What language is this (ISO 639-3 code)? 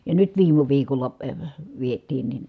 fin